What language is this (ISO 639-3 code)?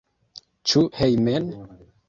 epo